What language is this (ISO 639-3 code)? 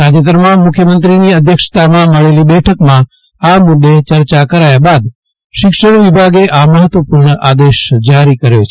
guj